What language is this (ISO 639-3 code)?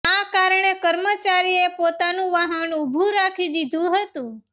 guj